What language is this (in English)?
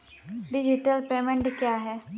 Maithili